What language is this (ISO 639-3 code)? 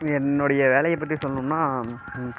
tam